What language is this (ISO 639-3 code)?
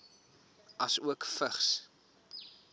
afr